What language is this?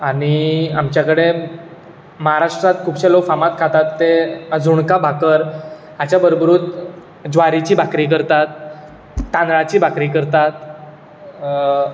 Konkani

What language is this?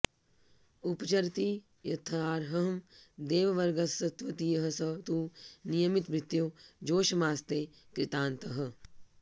Sanskrit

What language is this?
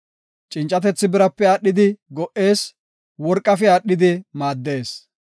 Gofa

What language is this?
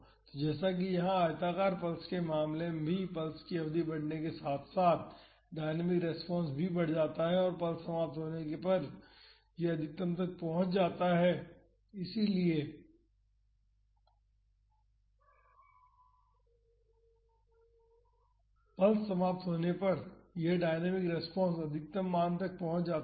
Hindi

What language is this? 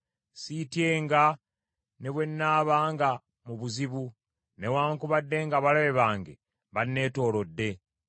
Ganda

